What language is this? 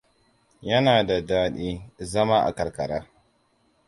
Hausa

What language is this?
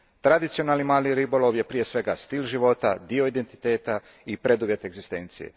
Croatian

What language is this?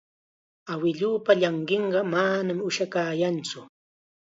Chiquián Ancash Quechua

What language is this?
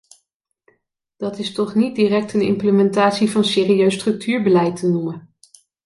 Dutch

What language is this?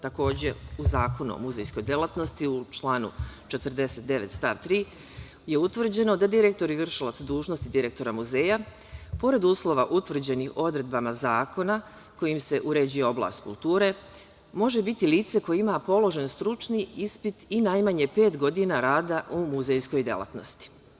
Serbian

